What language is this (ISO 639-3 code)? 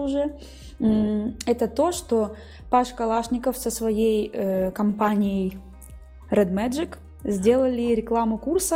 rus